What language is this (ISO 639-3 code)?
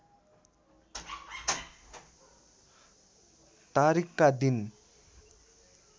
nep